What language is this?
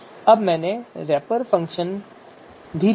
Hindi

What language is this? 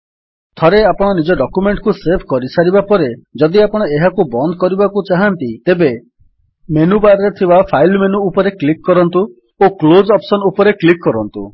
Odia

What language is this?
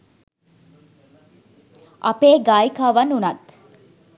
Sinhala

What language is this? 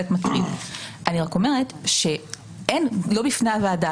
Hebrew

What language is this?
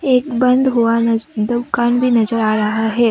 Hindi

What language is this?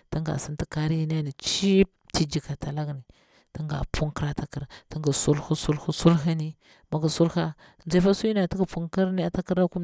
Bura-Pabir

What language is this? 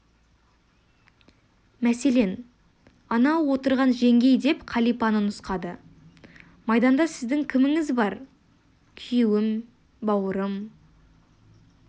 Kazakh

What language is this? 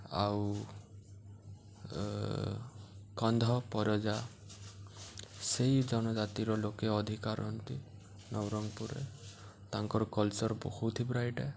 Odia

